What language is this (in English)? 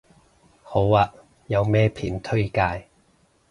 Cantonese